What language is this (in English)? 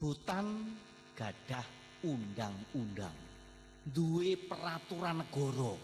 Indonesian